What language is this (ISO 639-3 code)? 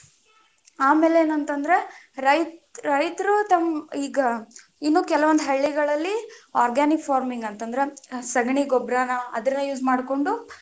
kan